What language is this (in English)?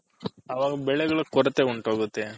Kannada